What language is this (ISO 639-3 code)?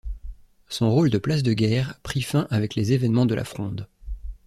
fra